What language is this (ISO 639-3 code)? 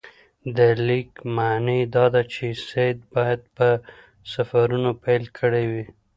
pus